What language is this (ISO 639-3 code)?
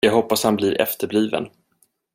swe